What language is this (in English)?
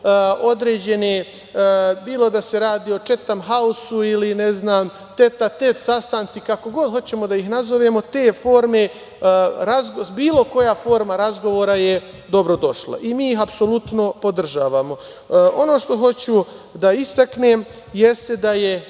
Serbian